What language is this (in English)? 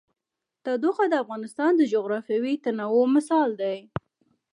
Pashto